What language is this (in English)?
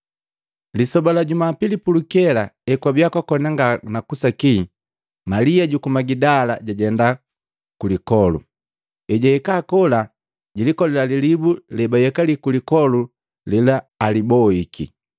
Matengo